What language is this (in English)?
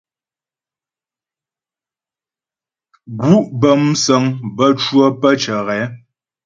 Ghomala